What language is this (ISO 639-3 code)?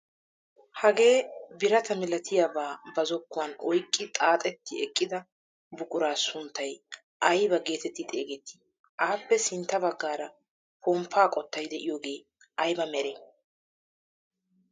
wal